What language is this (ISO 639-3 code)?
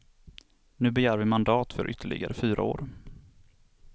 swe